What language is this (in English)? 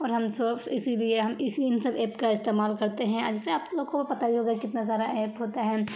Urdu